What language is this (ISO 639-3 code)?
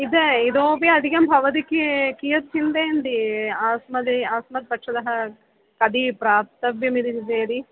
san